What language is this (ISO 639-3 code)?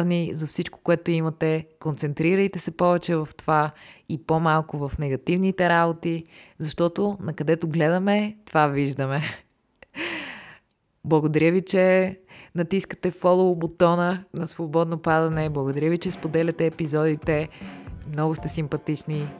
bul